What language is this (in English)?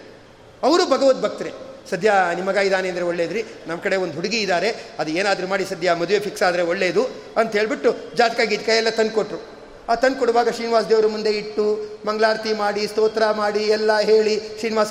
Kannada